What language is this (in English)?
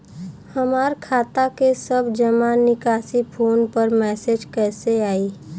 Bhojpuri